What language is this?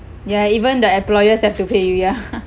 English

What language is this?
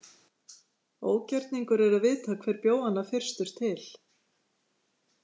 Icelandic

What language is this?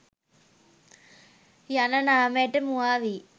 Sinhala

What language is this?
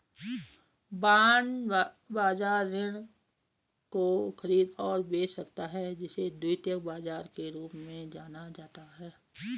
Hindi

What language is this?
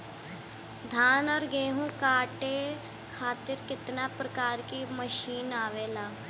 Bhojpuri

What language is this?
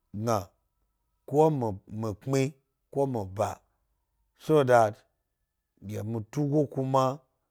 Gbari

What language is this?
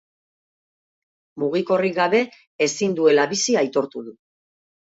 Basque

